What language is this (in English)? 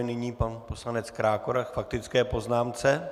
Czech